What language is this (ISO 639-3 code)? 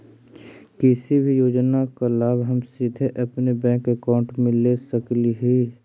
mag